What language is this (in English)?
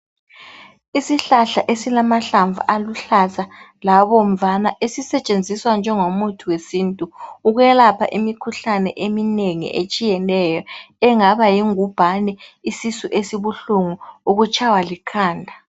North Ndebele